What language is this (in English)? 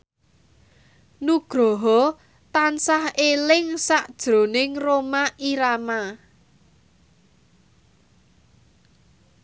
Javanese